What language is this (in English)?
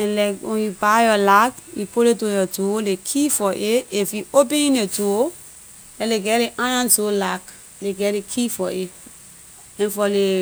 Liberian English